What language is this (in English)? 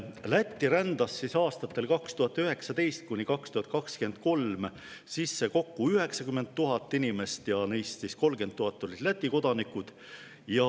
Estonian